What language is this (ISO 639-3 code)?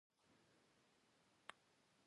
pus